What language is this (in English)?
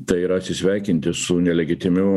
Lithuanian